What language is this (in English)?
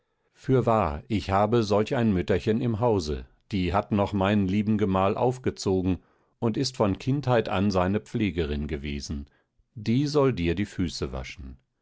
German